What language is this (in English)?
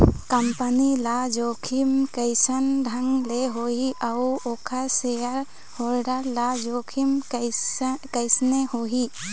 Chhattisgarhi